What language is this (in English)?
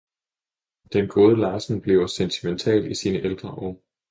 Danish